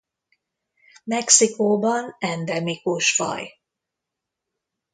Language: Hungarian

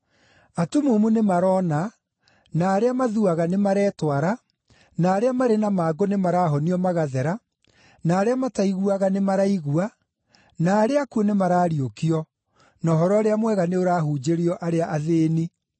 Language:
Kikuyu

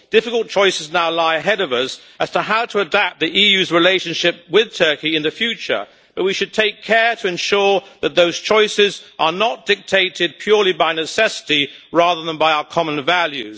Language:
English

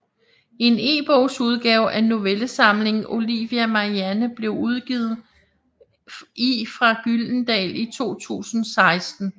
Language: Danish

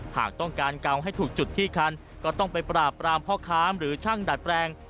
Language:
Thai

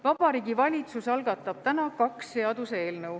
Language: Estonian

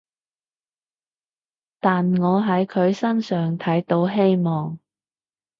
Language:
Cantonese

